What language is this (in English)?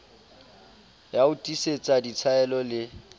Southern Sotho